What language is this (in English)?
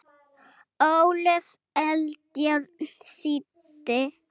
Icelandic